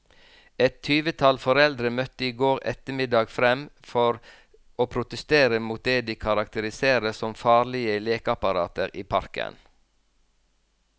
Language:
Norwegian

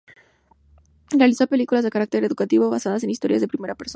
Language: Spanish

